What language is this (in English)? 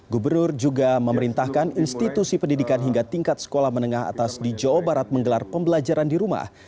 Indonesian